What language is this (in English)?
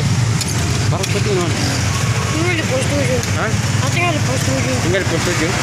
Indonesian